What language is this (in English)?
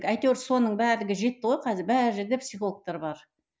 Kazakh